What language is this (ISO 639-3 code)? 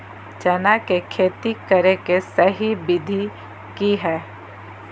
mag